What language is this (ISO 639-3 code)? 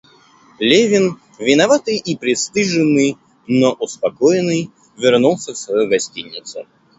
rus